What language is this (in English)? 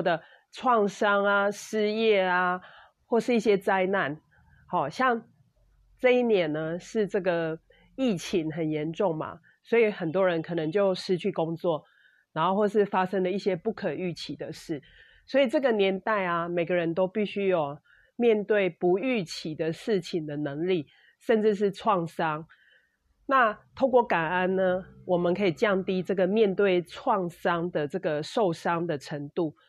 Chinese